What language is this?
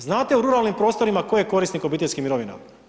Croatian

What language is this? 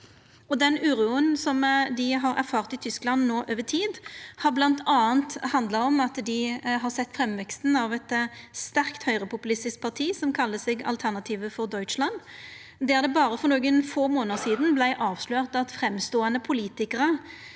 Norwegian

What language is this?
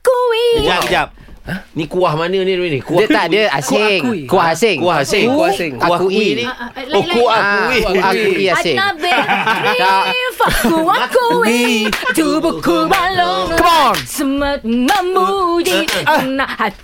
Malay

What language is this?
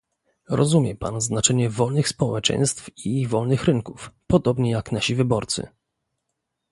Polish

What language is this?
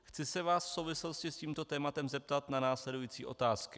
Czech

